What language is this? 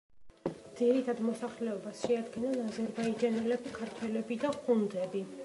Georgian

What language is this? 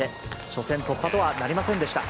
Japanese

